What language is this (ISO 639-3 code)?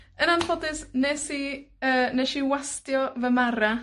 cym